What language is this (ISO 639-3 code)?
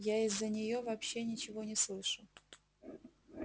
rus